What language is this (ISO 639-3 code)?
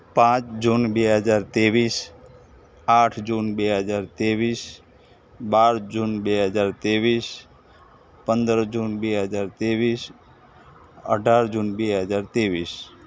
guj